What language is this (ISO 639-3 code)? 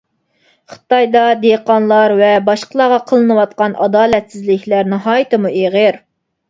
uig